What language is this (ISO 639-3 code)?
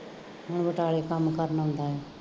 pan